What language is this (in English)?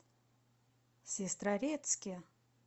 Russian